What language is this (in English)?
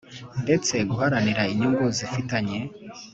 Kinyarwanda